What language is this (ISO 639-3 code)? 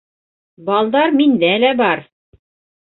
bak